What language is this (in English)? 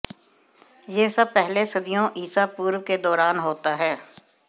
Hindi